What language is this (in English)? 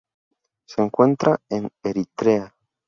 Spanish